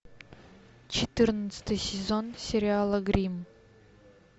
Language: Russian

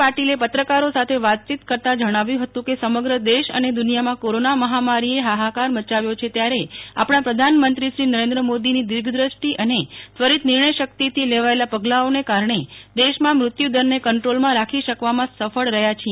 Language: Gujarati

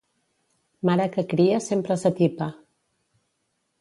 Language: Catalan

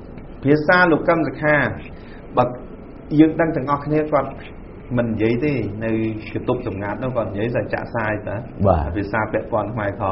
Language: Thai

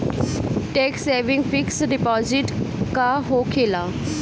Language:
Bhojpuri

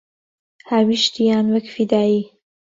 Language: Central Kurdish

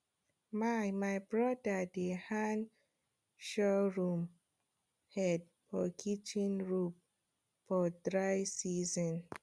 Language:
Nigerian Pidgin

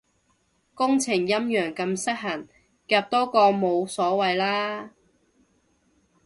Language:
Cantonese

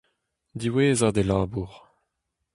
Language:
Breton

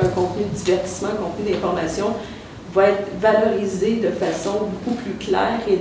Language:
French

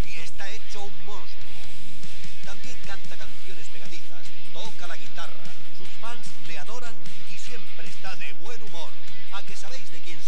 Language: Spanish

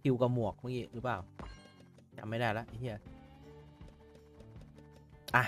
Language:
Thai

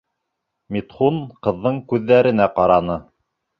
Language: Bashkir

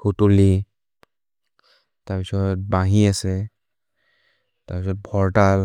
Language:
Maria (India)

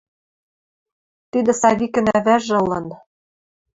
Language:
Western Mari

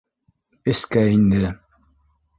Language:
Bashkir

